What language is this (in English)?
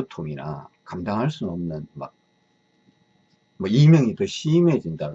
Korean